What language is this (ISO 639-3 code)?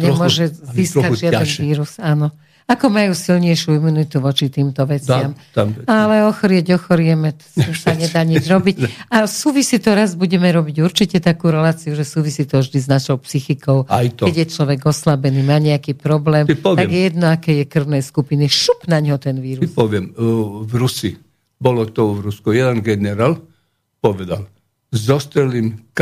slk